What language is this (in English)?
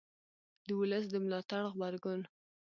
Pashto